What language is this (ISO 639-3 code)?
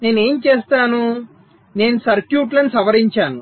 tel